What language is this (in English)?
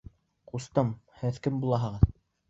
Bashkir